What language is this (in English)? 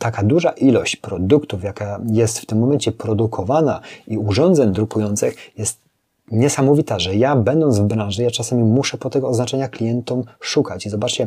Polish